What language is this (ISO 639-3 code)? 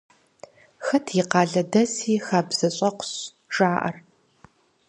kbd